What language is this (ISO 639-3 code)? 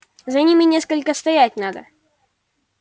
rus